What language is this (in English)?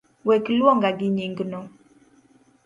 Luo (Kenya and Tanzania)